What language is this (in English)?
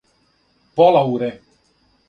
Serbian